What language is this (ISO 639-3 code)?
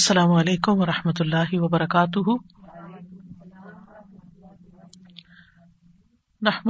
urd